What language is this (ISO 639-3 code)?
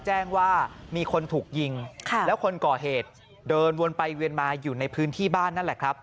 tha